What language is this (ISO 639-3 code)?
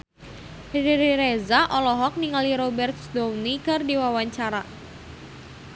sun